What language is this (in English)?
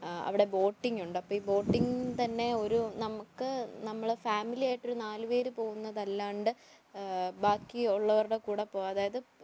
Malayalam